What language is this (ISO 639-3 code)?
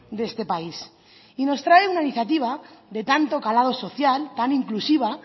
spa